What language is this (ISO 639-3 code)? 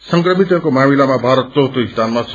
nep